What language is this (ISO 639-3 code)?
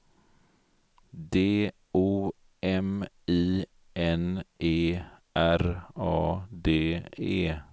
swe